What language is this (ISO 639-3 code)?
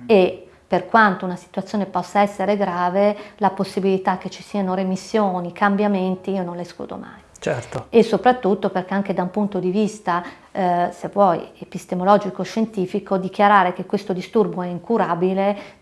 ita